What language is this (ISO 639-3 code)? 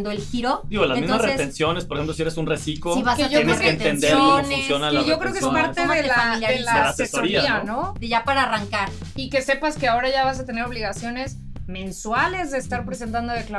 spa